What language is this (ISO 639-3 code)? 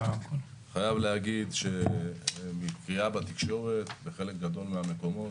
heb